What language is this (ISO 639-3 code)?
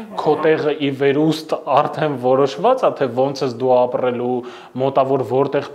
ron